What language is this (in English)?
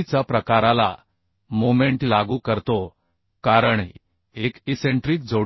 Marathi